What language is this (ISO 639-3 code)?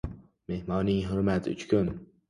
uzb